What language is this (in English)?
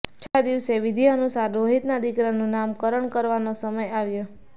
Gujarati